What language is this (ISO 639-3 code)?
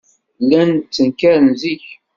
kab